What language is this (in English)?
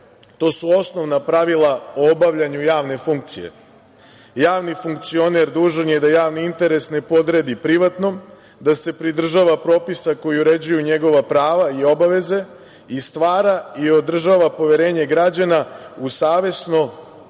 Serbian